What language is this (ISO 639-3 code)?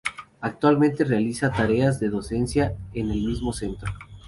spa